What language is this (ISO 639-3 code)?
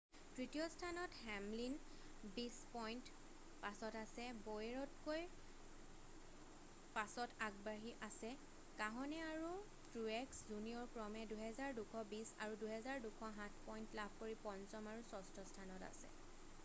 asm